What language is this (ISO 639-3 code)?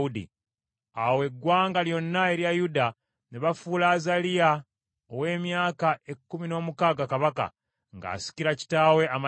lug